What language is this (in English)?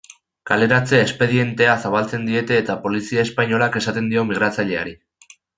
Basque